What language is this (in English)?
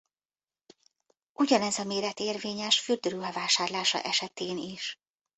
Hungarian